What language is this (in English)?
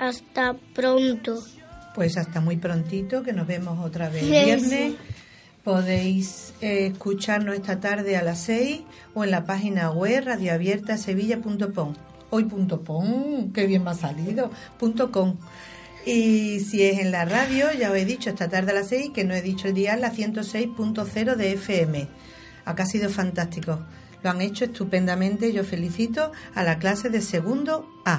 Spanish